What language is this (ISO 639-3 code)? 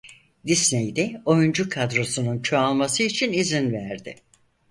tur